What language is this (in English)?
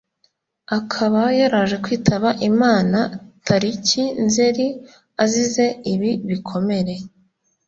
Kinyarwanda